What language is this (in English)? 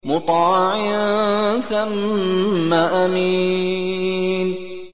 Arabic